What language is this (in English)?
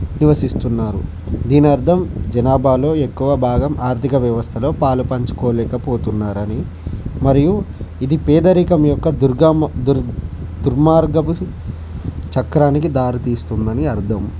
Telugu